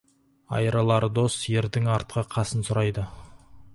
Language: Kazakh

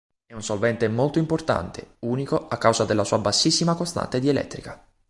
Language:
Italian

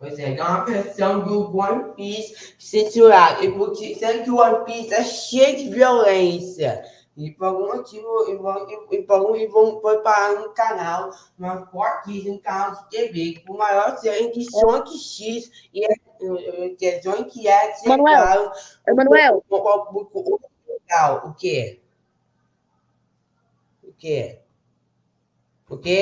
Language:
Portuguese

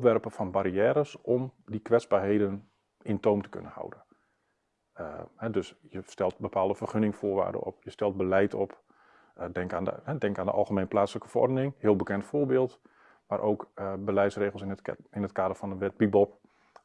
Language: Dutch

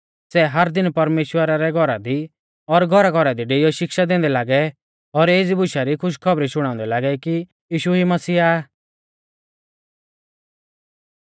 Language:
Mahasu Pahari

